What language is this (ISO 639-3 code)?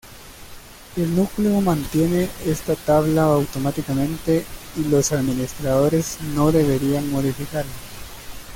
spa